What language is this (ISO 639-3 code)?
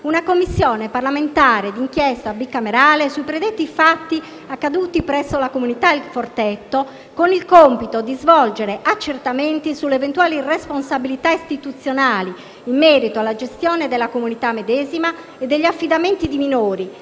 ita